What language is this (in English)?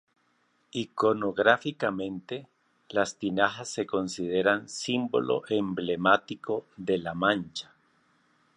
Spanish